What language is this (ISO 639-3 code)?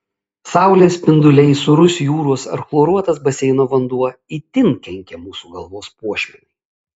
lit